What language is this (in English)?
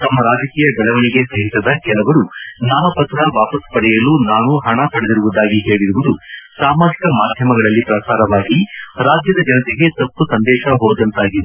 Kannada